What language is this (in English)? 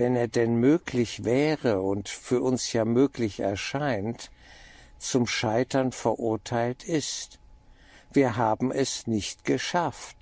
German